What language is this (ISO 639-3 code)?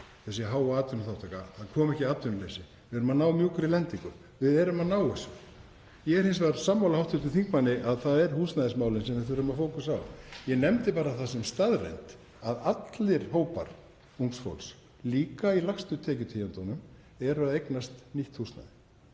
isl